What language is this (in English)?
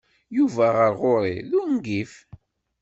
Kabyle